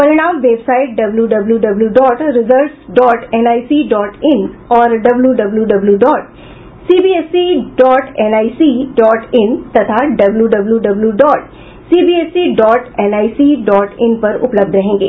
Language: Hindi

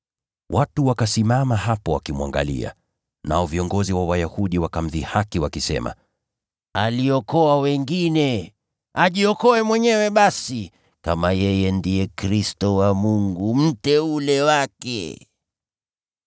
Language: Swahili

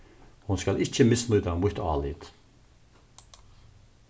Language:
Faroese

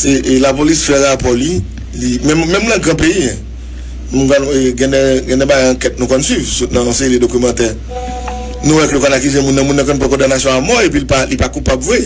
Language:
French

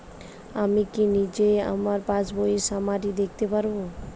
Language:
Bangla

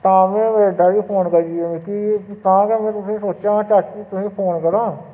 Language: Dogri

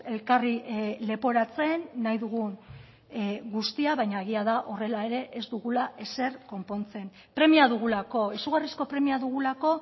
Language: Basque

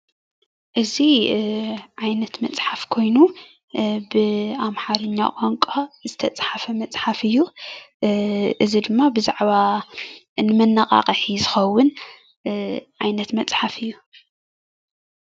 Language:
Tigrinya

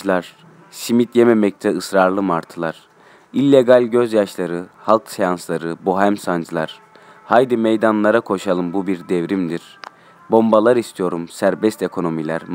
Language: Turkish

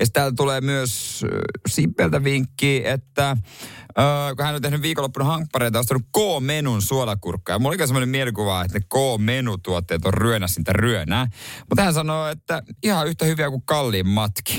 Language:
Finnish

